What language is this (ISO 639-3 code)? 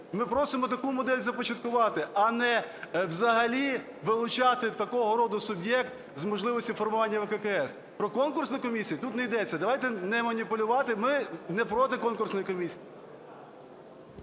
ukr